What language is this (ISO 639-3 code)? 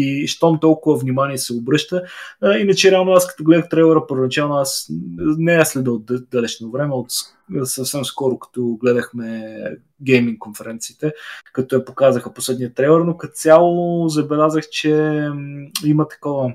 bul